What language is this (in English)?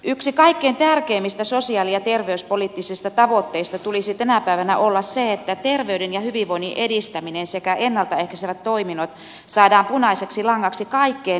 Finnish